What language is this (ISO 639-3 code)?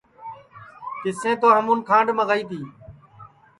ssi